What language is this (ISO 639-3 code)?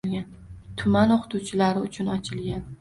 uzb